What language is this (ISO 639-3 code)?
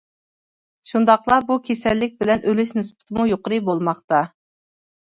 uig